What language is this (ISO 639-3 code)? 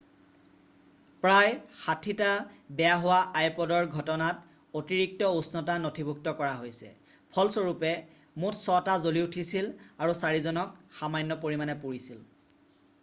asm